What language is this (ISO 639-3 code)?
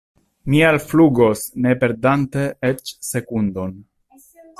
epo